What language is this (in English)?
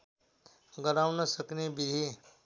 Nepali